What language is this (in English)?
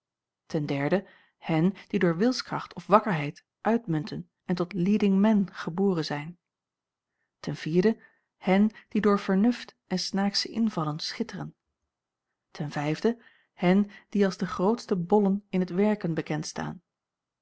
Dutch